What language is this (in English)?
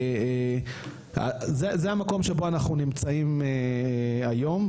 Hebrew